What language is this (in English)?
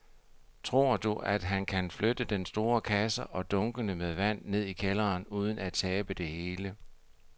Danish